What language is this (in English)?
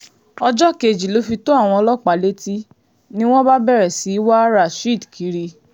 Yoruba